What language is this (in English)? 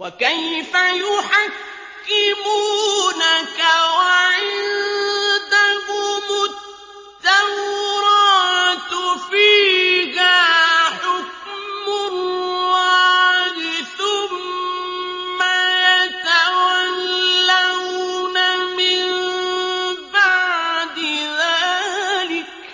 Arabic